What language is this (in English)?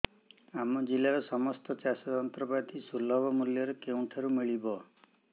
Odia